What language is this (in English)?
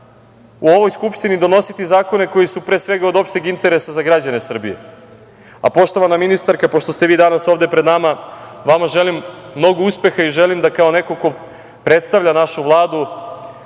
Serbian